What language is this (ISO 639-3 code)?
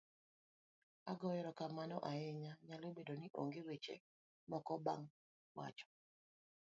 luo